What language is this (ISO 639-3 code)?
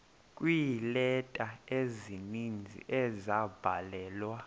xho